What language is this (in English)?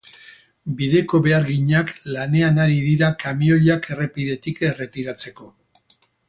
Basque